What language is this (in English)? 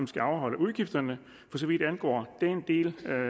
Danish